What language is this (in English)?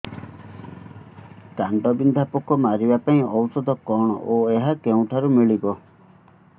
Odia